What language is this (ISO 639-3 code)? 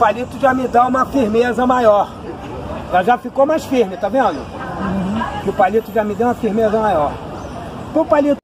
por